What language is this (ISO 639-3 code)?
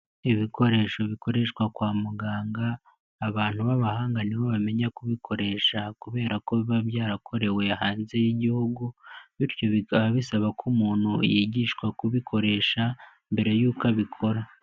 kin